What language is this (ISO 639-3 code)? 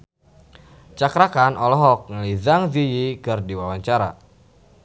sun